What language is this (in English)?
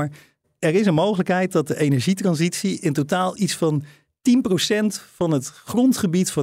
Dutch